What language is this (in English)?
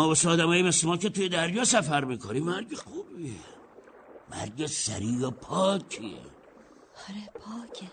Persian